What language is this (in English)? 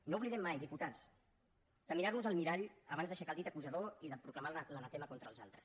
Catalan